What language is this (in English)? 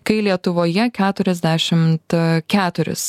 Lithuanian